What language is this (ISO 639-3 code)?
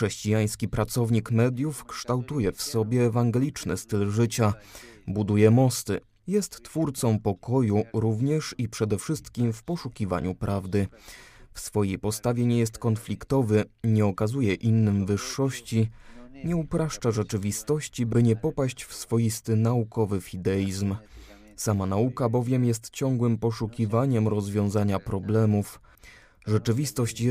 pol